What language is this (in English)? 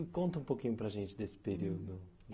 Portuguese